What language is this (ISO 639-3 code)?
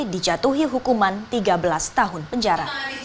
ind